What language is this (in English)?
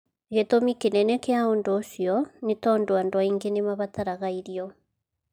Kikuyu